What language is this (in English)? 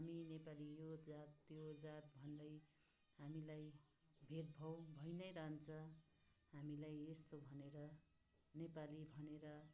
Nepali